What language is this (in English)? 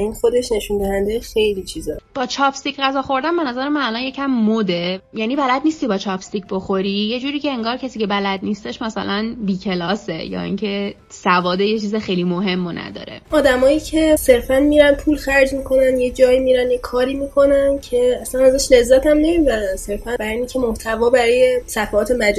Persian